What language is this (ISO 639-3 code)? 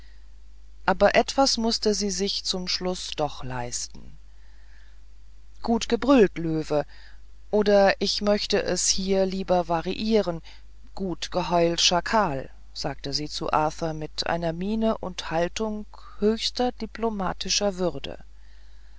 deu